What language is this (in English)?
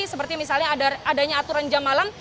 Indonesian